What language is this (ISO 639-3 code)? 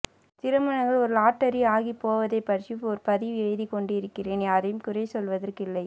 tam